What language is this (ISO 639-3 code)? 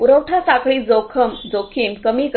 mar